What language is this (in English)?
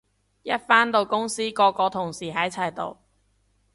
Cantonese